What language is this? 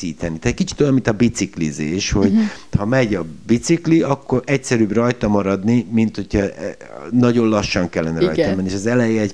Hungarian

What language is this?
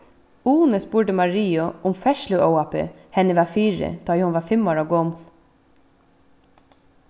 Faroese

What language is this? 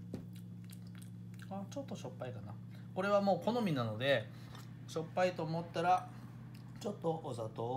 Japanese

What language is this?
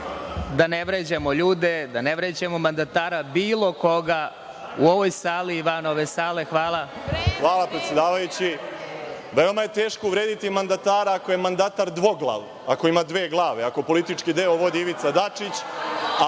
Serbian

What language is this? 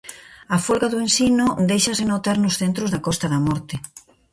Galician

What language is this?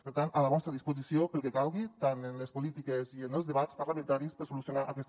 Catalan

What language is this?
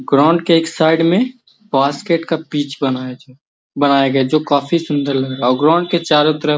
Magahi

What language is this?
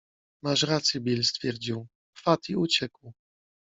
Polish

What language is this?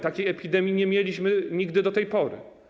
Polish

